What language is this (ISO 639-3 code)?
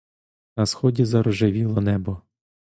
ukr